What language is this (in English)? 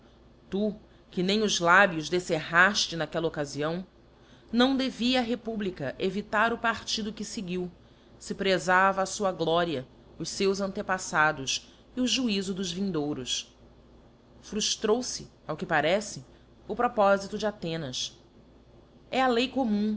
Portuguese